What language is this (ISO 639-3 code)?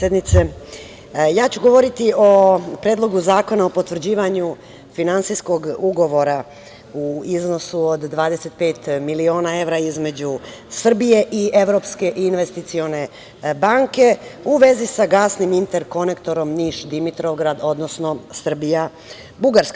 srp